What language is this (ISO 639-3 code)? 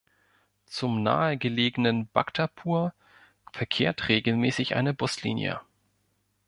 deu